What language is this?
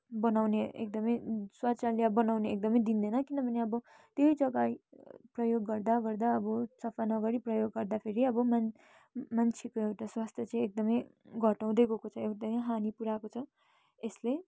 Nepali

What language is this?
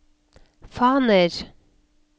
Norwegian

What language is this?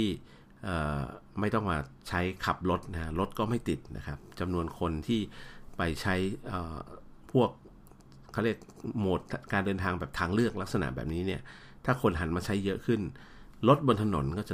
Thai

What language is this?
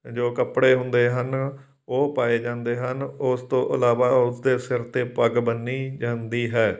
Punjabi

